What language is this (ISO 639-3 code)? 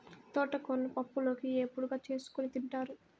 tel